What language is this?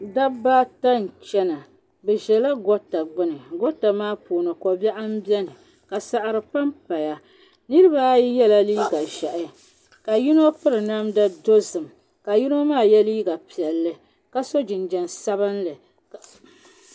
Dagbani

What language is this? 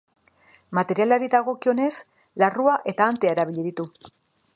Basque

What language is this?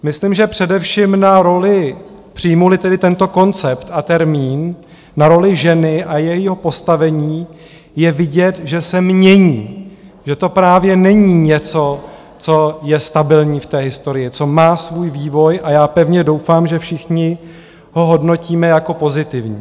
Czech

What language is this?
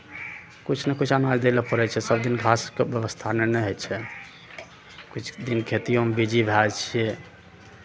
Maithili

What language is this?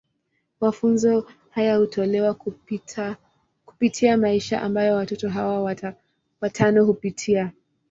Swahili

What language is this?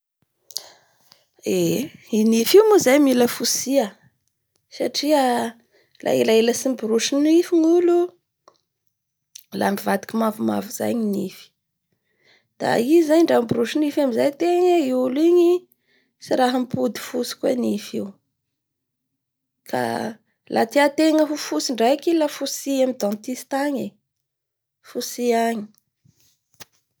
Bara Malagasy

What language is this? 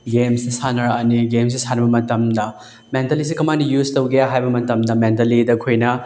Manipuri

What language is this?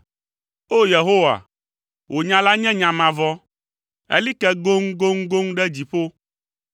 Ewe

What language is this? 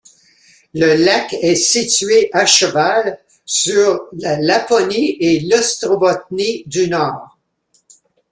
French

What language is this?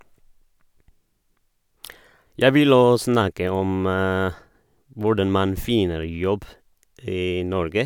Norwegian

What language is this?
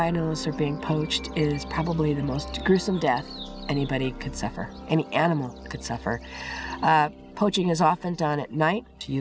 Vietnamese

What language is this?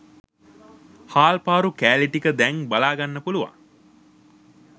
Sinhala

